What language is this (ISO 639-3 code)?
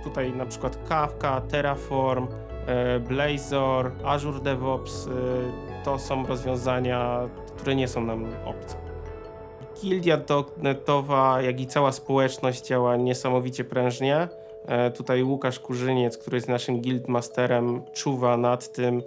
pol